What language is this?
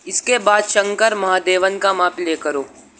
Urdu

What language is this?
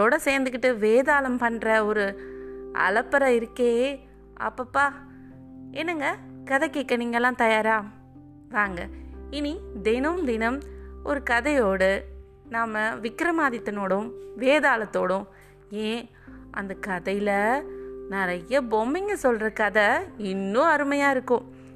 Tamil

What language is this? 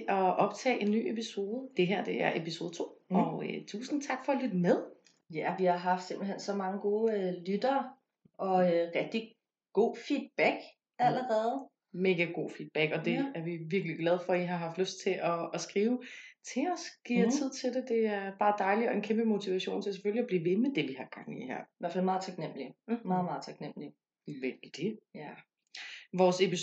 Danish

